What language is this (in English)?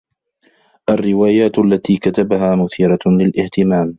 Arabic